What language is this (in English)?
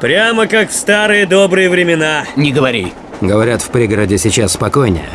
Russian